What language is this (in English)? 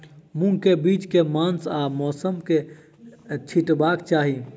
Maithili